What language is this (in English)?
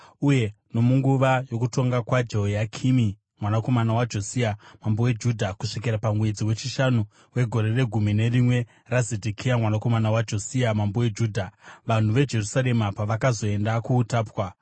Shona